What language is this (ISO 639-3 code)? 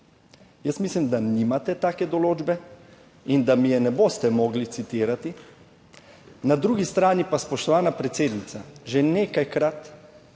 slv